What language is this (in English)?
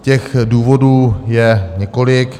Czech